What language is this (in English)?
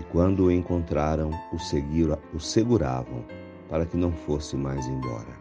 Portuguese